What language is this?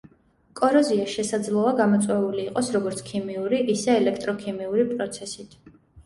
Georgian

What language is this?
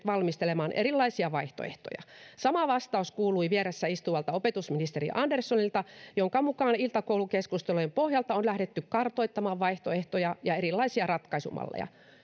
Finnish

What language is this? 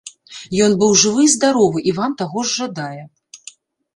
Belarusian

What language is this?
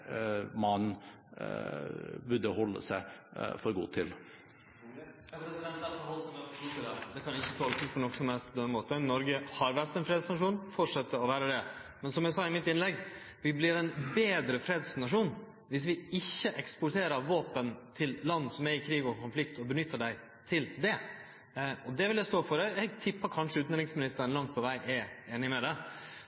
Norwegian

